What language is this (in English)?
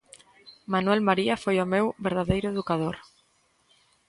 Galician